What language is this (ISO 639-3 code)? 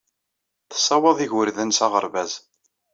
kab